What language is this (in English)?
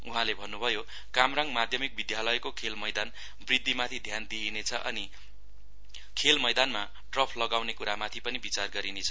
Nepali